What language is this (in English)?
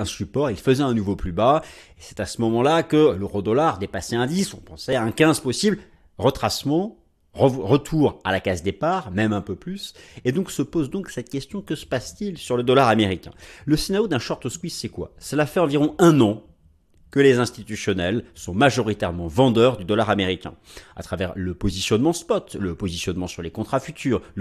French